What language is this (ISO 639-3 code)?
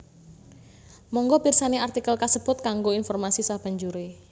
jav